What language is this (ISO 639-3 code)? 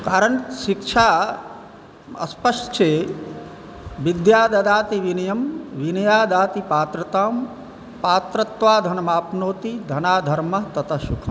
mai